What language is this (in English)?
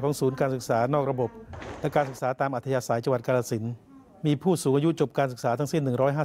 Thai